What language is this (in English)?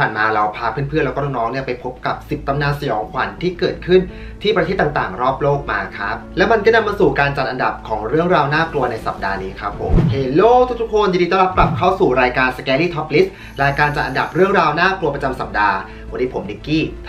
Thai